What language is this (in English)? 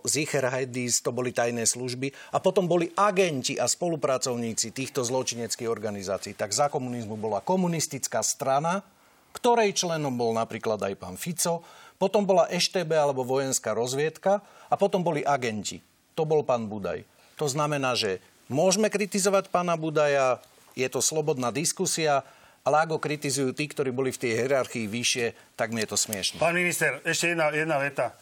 Slovak